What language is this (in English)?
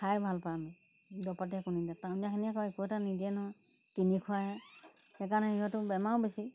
Assamese